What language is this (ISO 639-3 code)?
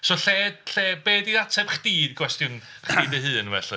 cym